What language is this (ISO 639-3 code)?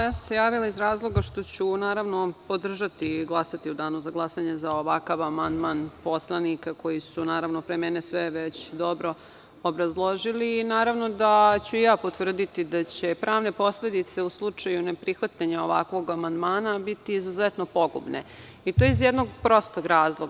srp